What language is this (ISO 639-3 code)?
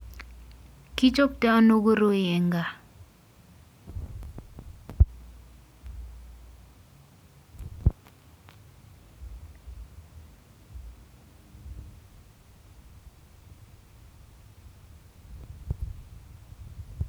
kln